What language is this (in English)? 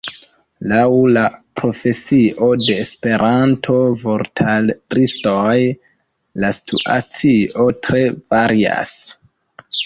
Esperanto